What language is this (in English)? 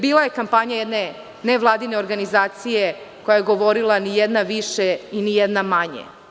Serbian